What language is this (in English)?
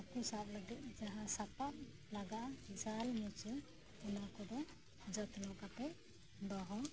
Santali